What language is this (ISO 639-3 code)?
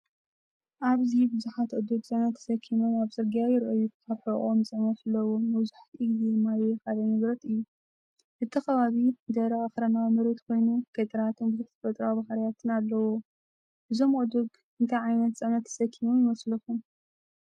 tir